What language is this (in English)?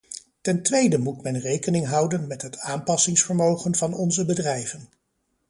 Dutch